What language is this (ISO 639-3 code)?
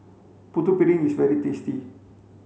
eng